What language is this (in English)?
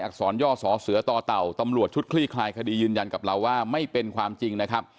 Thai